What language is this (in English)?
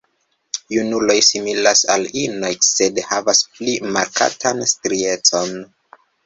Esperanto